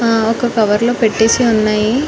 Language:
Telugu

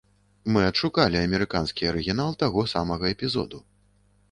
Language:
Belarusian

